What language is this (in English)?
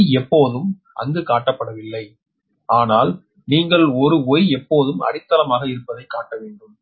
Tamil